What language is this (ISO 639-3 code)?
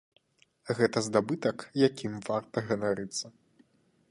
bel